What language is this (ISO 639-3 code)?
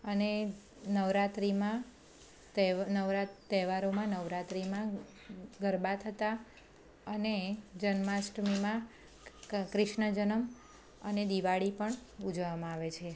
guj